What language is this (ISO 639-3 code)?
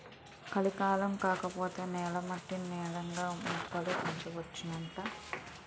tel